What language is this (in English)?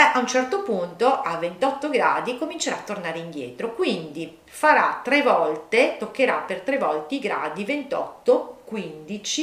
Italian